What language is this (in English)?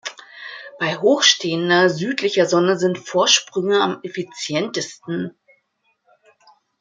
German